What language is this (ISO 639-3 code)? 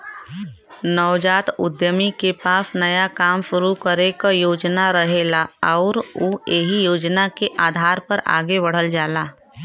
bho